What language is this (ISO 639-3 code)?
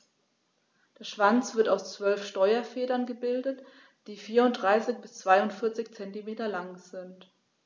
deu